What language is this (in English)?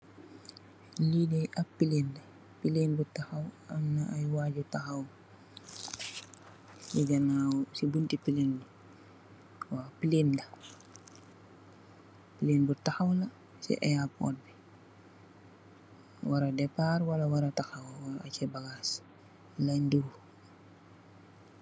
Wolof